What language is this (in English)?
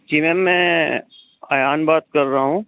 Hindi